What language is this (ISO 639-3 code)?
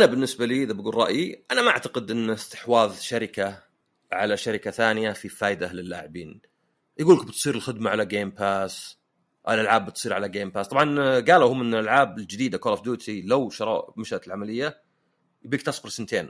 ara